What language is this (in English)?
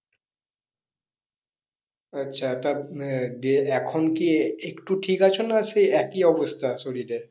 Bangla